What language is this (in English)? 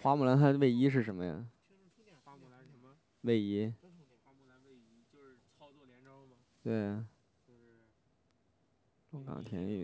Chinese